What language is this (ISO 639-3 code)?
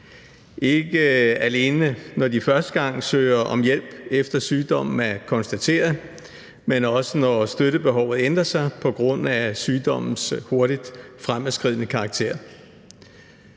dan